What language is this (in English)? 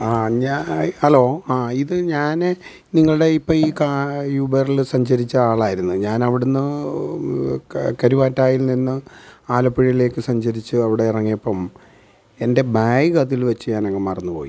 Malayalam